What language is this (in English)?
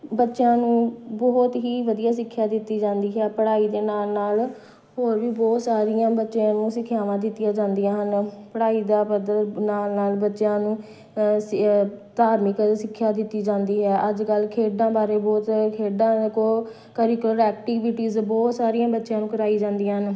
Punjabi